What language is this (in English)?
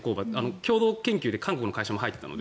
Japanese